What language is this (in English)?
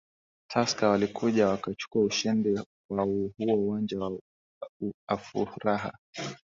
Swahili